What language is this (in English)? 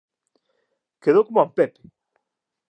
Galician